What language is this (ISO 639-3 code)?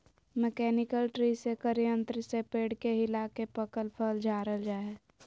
mag